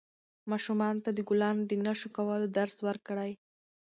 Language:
Pashto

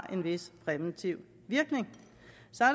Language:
Danish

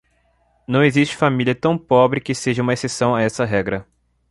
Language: Portuguese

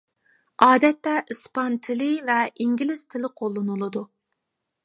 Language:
Uyghur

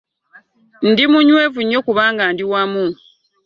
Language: Ganda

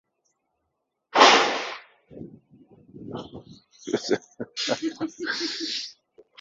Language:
Western Frisian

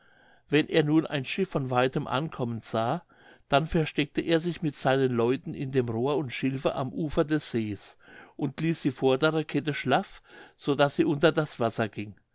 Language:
German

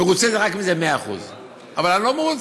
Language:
Hebrew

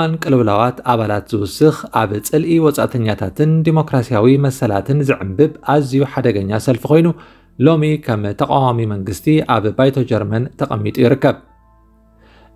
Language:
Arabic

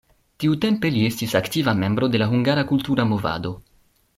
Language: Esperanto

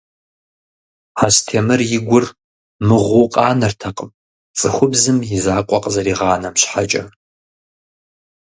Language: Kabardian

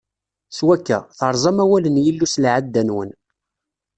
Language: Kabyle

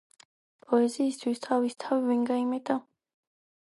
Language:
Georgian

